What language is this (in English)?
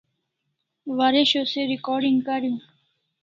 Kalasha